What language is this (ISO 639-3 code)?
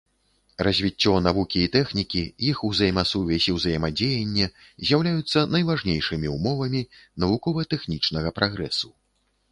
bel